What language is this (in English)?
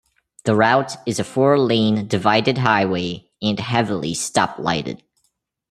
English